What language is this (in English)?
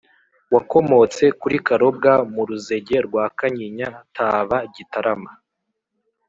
Kinyarwanda